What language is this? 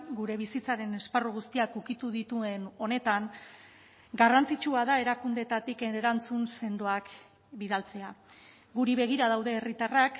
Basque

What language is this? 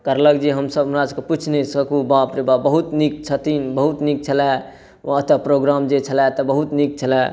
Maithili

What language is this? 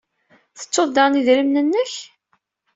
Kabyle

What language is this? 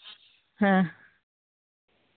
Santali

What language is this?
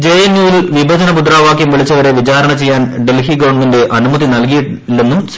Malayalam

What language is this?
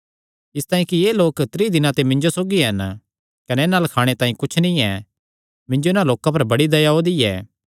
Kangri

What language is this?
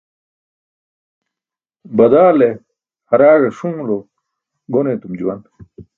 Burushaski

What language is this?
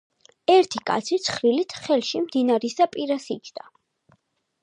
Georgian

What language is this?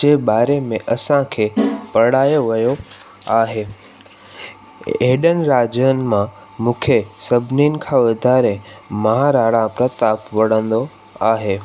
Sindhi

